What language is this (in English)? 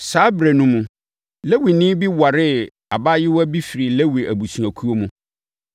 Akan